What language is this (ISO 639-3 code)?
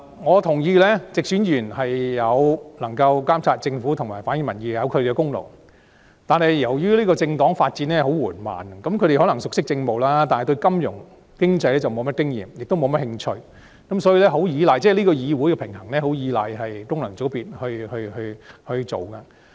yue